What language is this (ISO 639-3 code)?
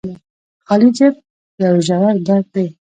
pus